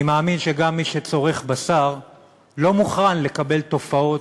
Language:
Hebrew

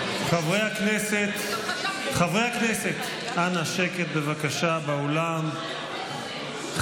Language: Hebrew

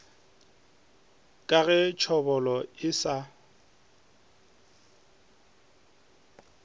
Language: Northern Sotho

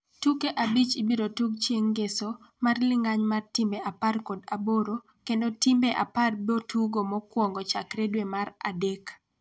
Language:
Luo (Kenya and Tanzania)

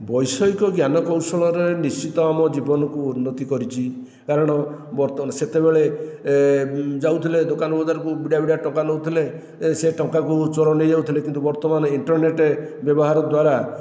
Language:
Odia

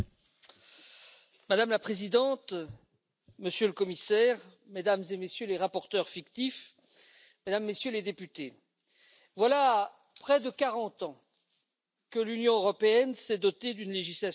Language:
French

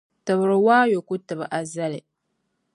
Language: Dagbani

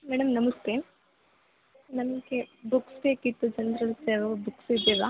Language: Kannada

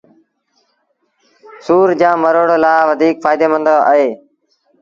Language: Sindhi Bhil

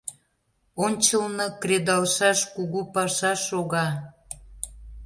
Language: Mari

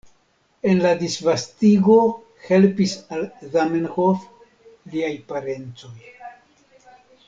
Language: Esperanto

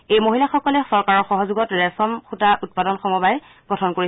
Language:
Assamese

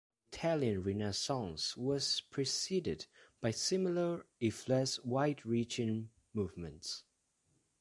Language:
English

